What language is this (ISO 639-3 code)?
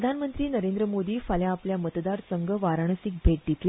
kok